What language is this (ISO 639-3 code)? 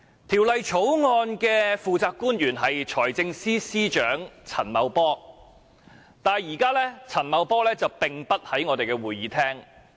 yue